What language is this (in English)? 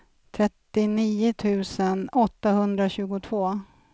Swedish